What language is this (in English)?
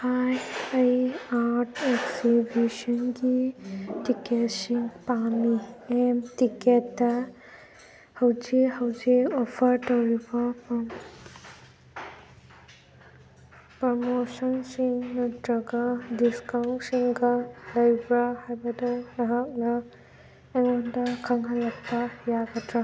Manipuri